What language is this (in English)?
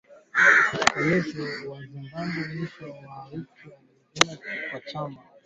Swahili